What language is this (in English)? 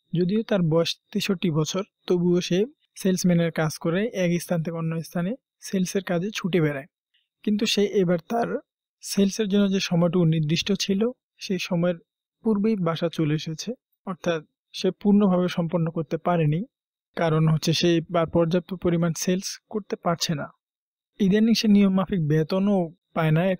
Hindi